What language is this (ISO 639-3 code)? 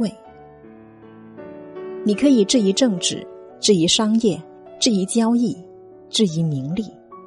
zho